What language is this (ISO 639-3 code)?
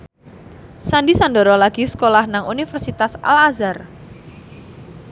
jav